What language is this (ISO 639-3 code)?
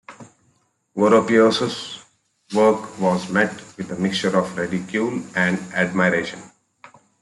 eng